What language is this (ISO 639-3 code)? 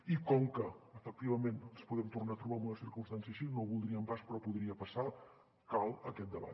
cat